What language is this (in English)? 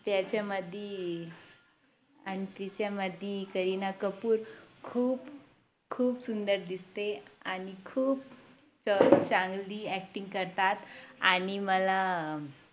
Marathi